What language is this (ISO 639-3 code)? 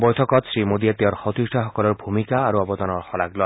asm